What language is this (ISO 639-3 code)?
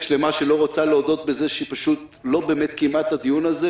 heb